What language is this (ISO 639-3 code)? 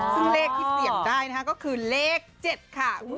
tha